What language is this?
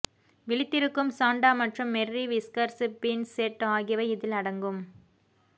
Tamil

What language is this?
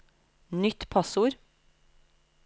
Norwegian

